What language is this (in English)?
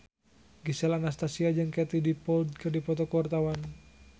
Sundanese